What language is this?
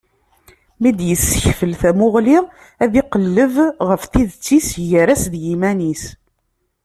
Kabyle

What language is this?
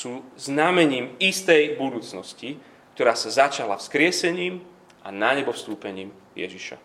Slovak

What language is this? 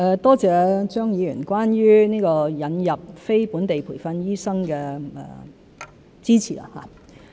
Cantonese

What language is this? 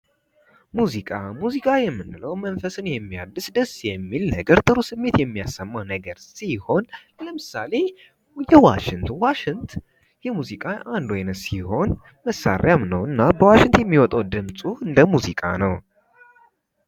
Amharic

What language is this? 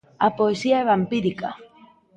Galician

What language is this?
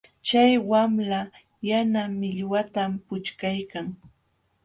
Jauja Wanca Quechua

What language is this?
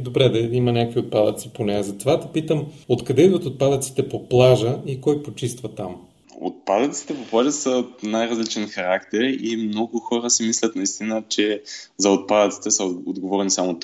Bulgarian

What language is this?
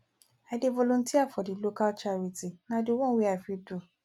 Nigerian Pidgin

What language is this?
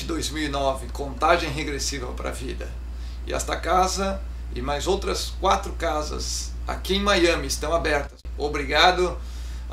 Portuguese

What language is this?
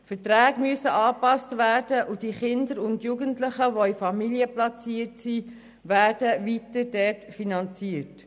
Swiss German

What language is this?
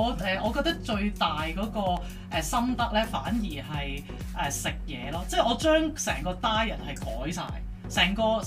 Chinese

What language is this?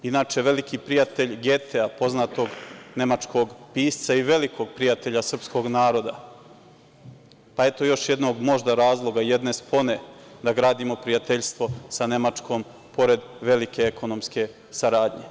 Serbian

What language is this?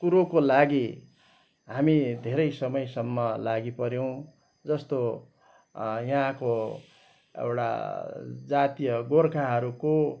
Nepali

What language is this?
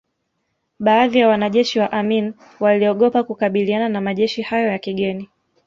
Swahili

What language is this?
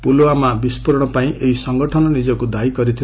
Odia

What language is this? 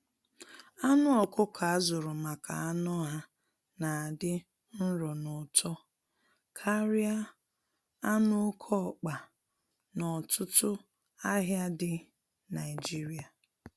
Igbo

